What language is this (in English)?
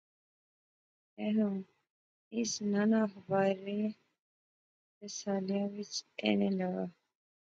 Pahari-Potwari